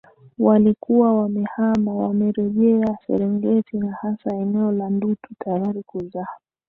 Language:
Swahili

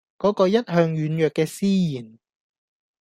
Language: Cantonese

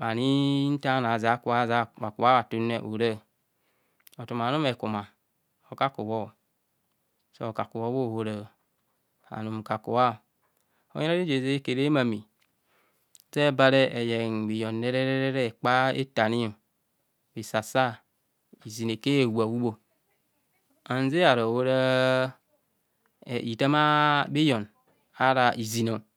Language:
Kohumono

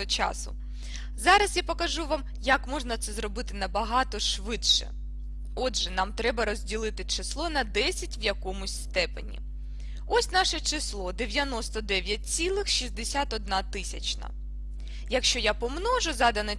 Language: Ukrainian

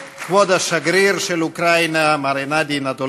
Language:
Hebrew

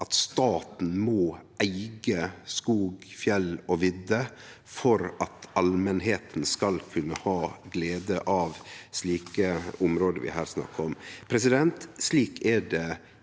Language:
Norwegian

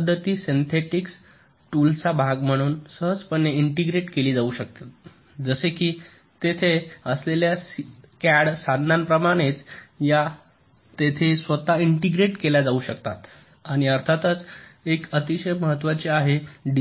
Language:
Marathi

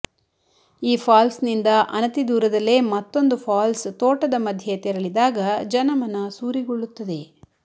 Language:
Kannada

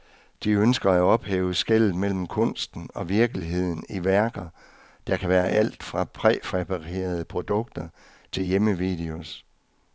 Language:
Danish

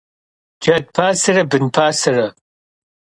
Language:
Kabardian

